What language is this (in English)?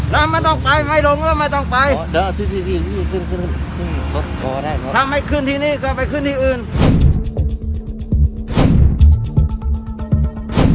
Thai